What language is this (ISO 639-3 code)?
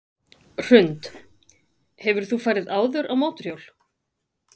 isl